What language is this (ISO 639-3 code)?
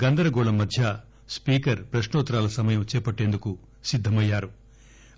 tel